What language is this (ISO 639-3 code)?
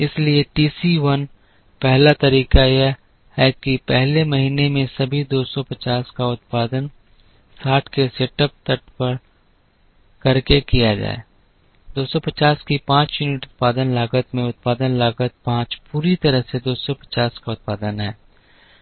hin